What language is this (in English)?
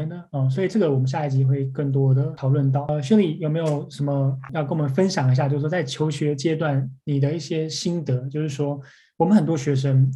Chinese